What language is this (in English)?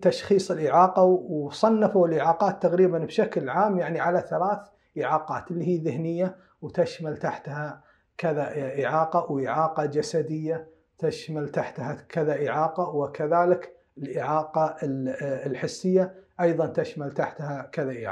Arabic